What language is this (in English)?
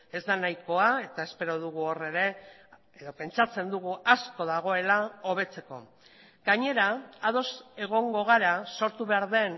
Basque